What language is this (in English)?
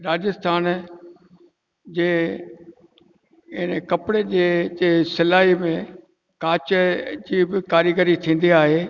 Sindhi